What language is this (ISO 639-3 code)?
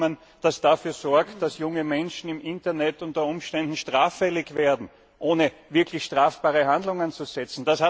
deu